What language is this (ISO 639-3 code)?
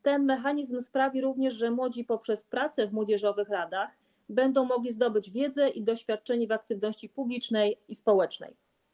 pol